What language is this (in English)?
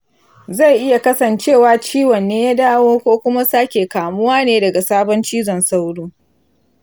Hausa